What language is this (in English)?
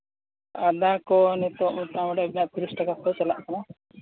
Santali